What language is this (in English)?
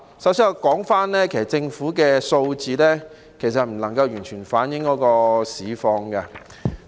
Cantonese